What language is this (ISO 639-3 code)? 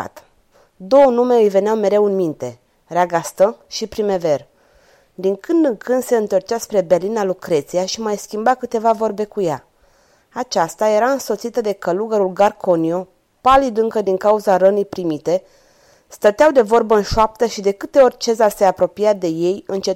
ron